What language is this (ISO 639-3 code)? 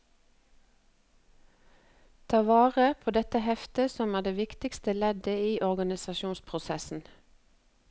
nor